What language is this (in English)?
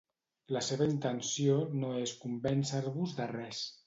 Catalan